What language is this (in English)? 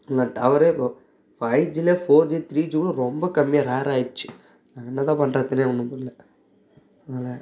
Tamil